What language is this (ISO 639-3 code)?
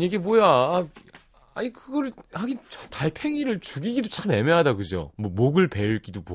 kor